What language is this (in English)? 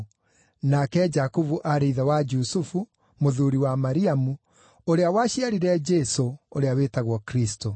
Kikuyu